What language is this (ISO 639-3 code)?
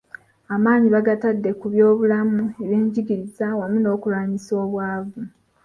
lug